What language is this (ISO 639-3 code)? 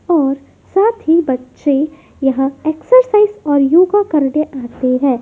hin